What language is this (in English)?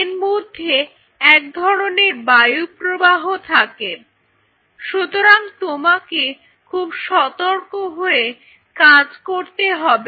Bangla